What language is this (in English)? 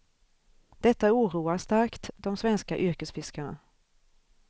Swedish